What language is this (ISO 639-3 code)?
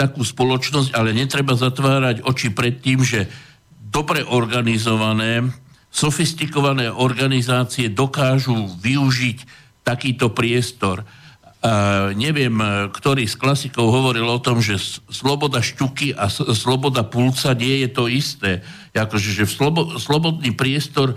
slk